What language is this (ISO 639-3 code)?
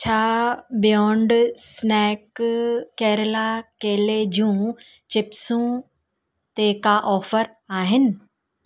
snd